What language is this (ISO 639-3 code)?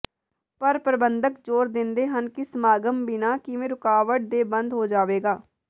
pan